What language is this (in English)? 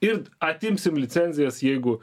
Lithuanian